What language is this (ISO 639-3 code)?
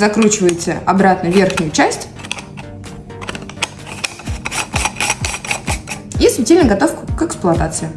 rus